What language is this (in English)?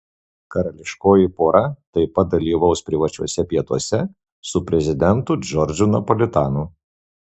Lithuanian